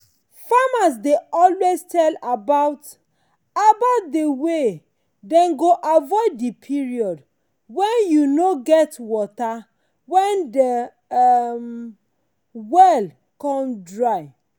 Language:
Nigerian Pidgin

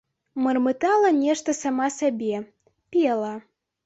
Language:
Belarusian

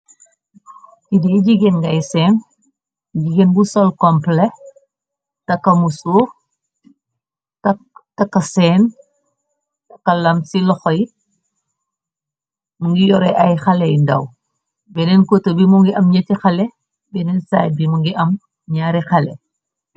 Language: Wolof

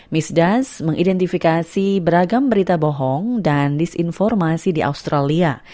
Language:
Indonesian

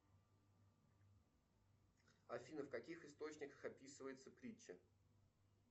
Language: Russian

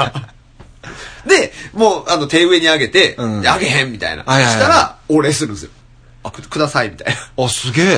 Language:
Japanese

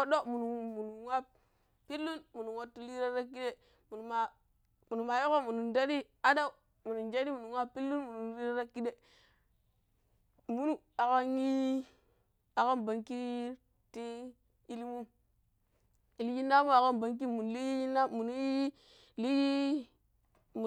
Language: Pero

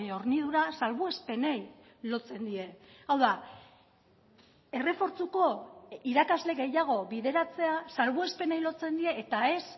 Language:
Basque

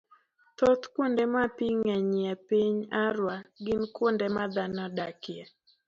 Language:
Luo (Kenya and Tanzania)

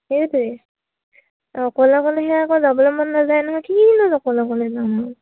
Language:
Assamese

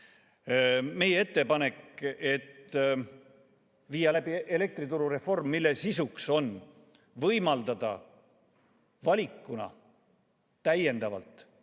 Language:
Estonian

